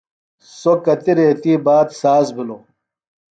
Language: Phalura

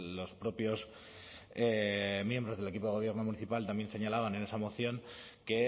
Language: Spanish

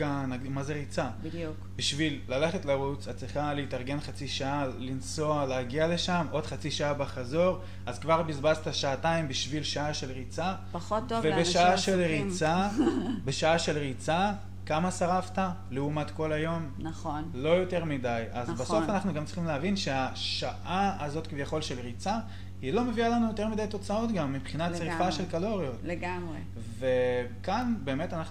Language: Hebrew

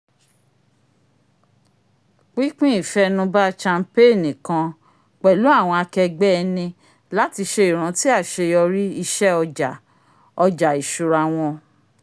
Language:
Yoruba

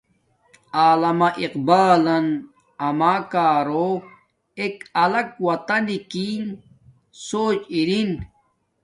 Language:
Domaaki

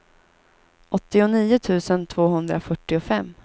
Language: Swedish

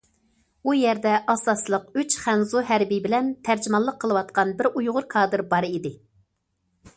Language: Uyghur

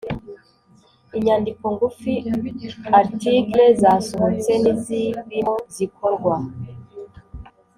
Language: Kinyarwanda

